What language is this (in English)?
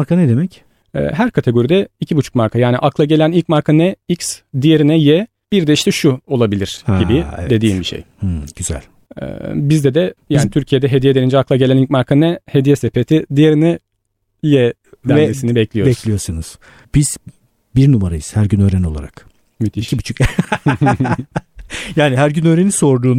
Turkish